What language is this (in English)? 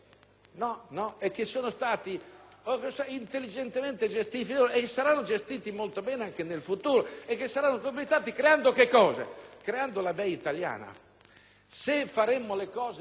Italian